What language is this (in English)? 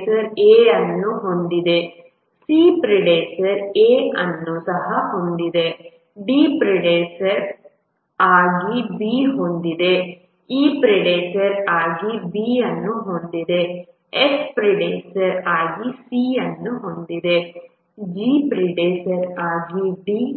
Kannada